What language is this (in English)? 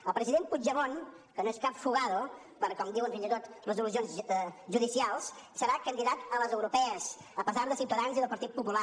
Catalan